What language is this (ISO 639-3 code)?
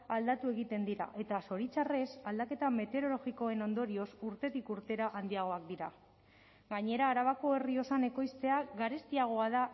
eus